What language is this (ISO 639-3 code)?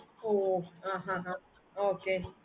tam